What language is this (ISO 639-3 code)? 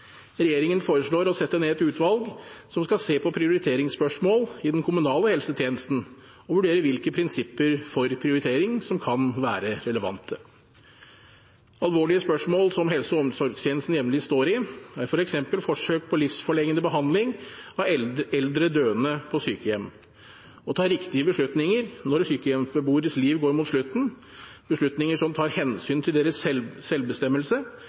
nob